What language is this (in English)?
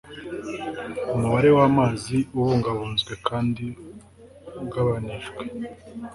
Kinyarwanda